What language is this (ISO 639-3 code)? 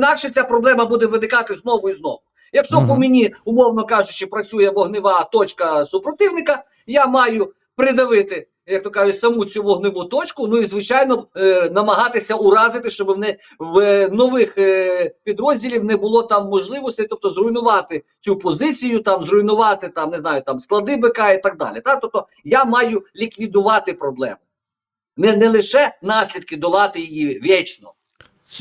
ukr